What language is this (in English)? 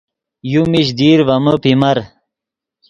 Yidgha